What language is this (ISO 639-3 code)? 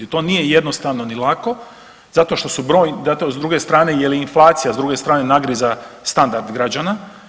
hrv